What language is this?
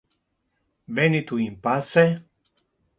Interlingua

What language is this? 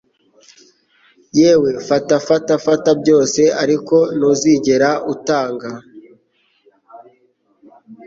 Kinyarwanda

